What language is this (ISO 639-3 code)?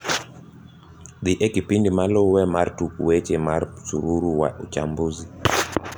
luo